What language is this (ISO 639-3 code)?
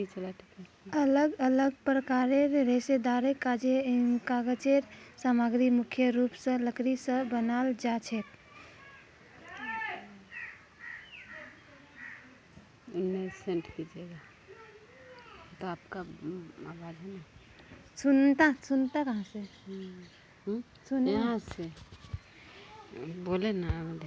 mag